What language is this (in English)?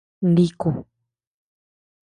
Tepeuxila Cuicatec